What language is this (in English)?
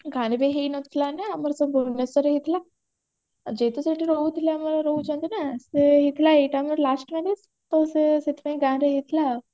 Odia